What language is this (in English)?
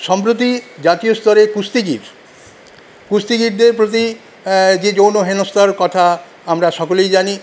Bangla